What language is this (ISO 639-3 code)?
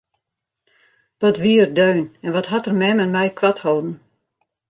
fry